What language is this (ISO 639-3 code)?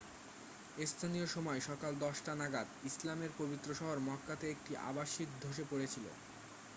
ben